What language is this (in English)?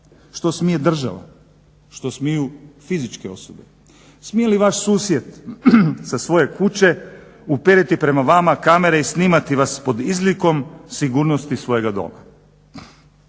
Croatian